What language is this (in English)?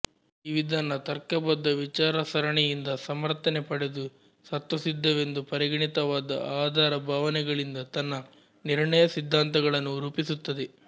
Kannada